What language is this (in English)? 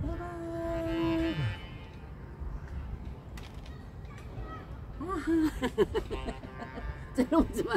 Korean